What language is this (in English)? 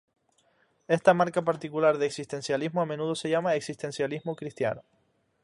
Spanish